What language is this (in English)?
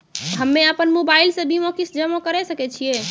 Maithili